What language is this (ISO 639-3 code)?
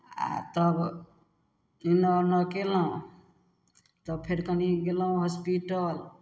mai